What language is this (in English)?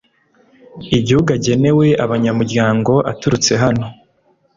Kinyarwanda